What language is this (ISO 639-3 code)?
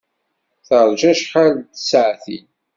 kab